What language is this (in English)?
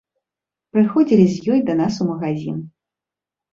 Belarusian